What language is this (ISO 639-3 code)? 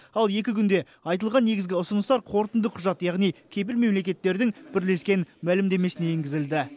kaz